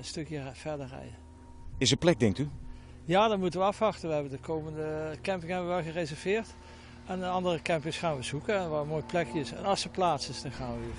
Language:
Dutch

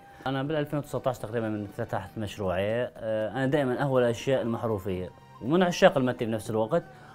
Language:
Arabic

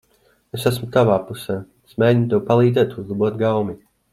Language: Latvian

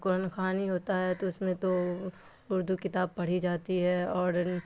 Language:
Urdu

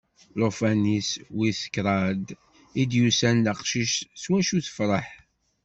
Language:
Kabyle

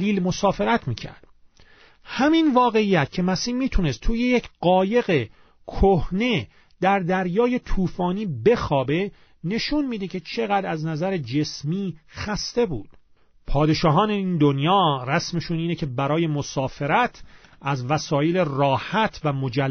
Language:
Persian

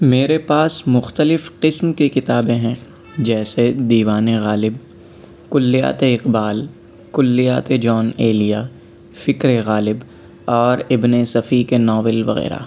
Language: Urdu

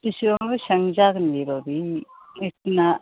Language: Bodo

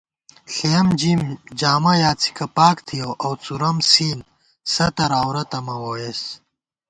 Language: Gawar-Bati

